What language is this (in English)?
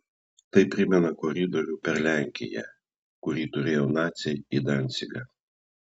Lithuanian